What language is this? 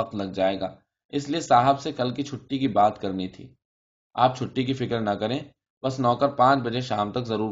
Urdu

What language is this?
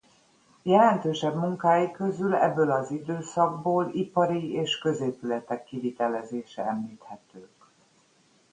Hungarian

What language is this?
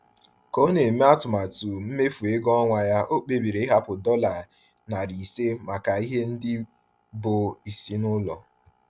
Igbo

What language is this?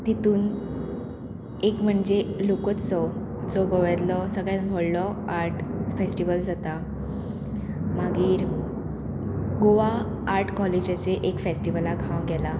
Konkani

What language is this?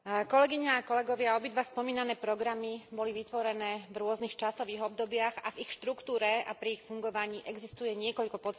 Slovak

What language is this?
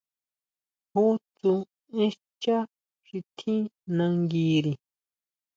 Huautla Mazatec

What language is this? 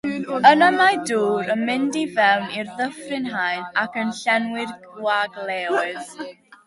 Welsh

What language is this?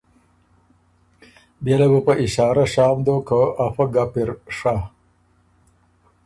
Ormuri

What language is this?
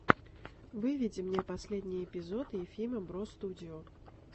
Russian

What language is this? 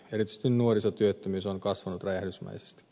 Finnish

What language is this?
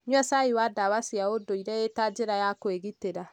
Kikuyu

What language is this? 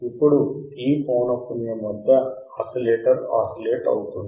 Telugu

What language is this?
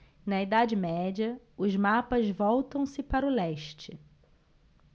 Portuguese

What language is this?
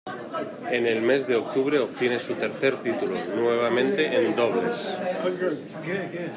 Spanish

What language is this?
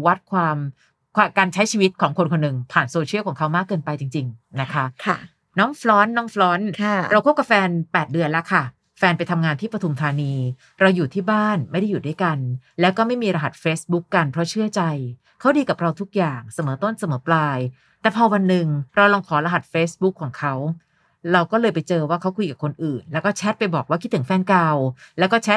Thai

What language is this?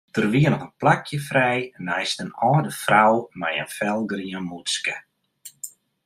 Western Frisian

